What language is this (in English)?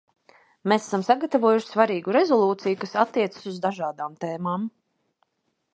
Latvian